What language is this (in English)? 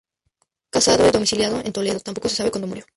Spanish